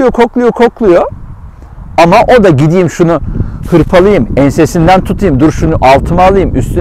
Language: Turkish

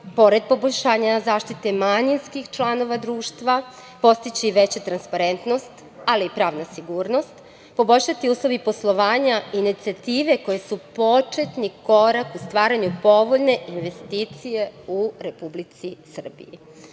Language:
Serbian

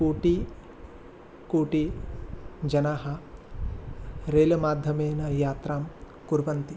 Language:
Sanskrit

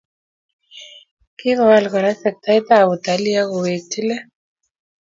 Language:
Kalenjin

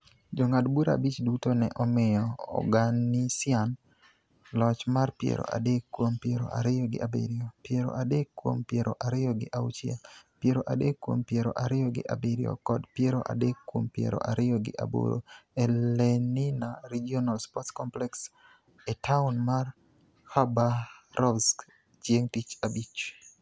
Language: Luo (Kenya and Tanzania)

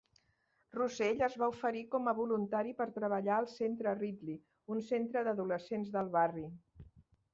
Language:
Catalan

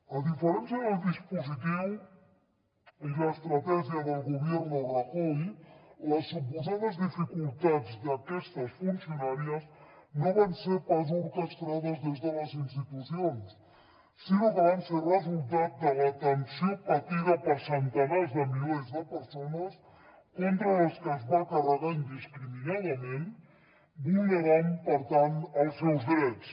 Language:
Catalan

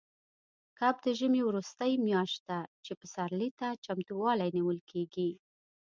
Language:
Pashto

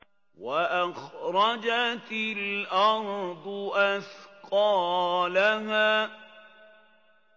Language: Arabic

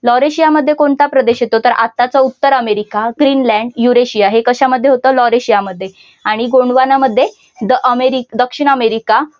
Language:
Marathi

